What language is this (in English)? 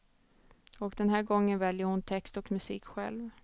Swedish